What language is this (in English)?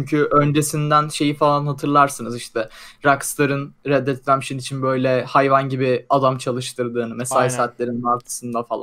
Turkish